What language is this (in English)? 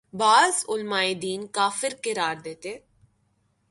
Urdu